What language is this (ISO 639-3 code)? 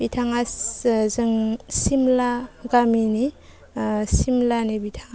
brx